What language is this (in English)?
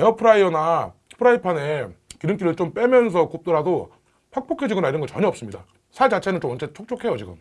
Korean